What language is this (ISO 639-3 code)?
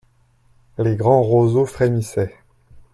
fra